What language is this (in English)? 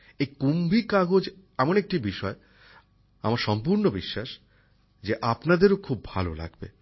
Bangla